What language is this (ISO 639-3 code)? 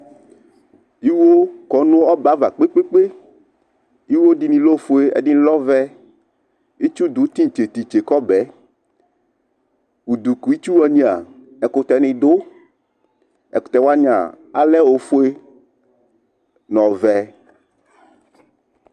kpo